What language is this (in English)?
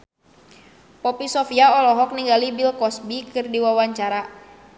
Sundanese